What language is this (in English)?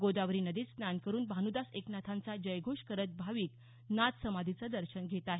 Marathi